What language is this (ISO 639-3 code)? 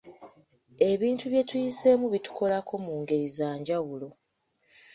lug